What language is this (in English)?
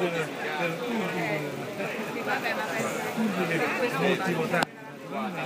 Italian